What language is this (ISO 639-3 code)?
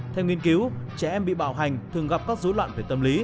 vie